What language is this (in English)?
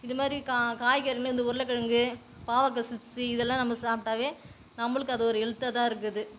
Tamil